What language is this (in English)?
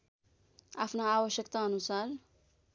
Nepali